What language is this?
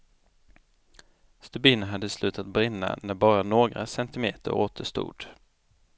Swedish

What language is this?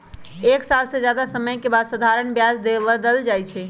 Magahi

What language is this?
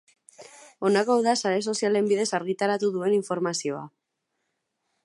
Basque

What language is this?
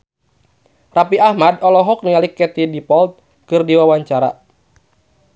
Sundanese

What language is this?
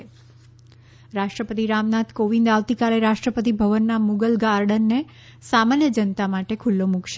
Gujarati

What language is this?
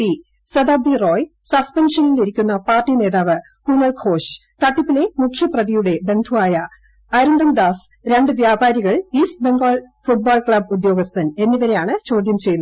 Malayalam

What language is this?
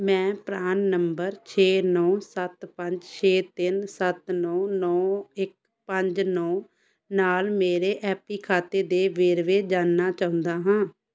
Punjabi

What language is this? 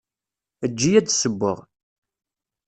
Kabyle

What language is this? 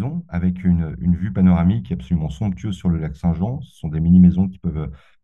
French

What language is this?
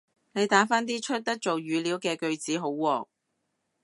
Cantonese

